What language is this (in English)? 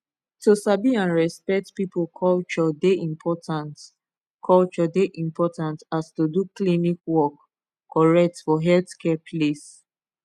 Nigerian Pidgin